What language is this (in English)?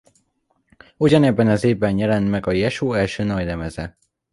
Hungarian